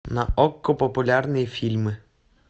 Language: Russian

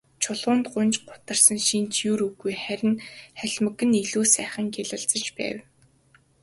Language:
Mongolian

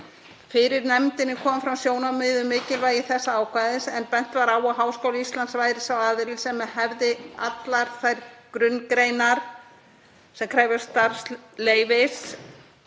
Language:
Icelandic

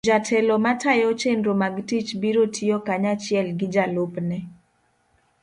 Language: Luo (Kenya and Tanzania)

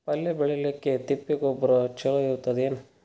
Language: Kannada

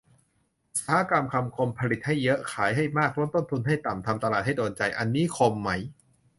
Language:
Thai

